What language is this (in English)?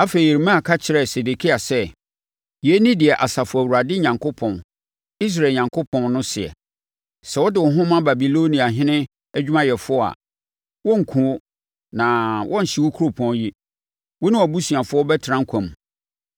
Akan